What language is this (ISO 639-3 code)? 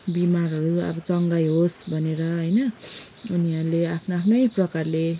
nep